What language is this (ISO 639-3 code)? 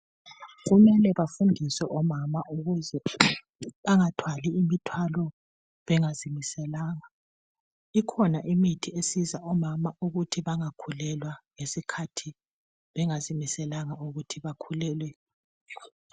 nde